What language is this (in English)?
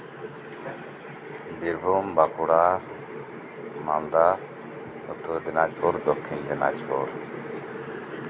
Santali